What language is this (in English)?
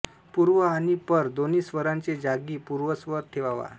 Marathi